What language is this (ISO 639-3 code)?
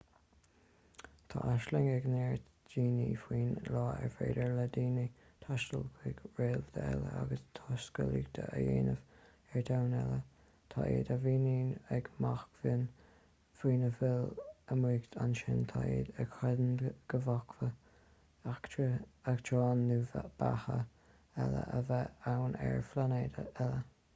gle